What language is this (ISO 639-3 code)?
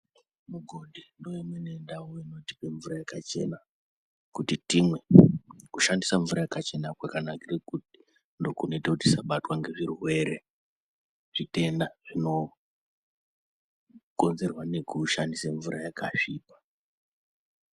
ndc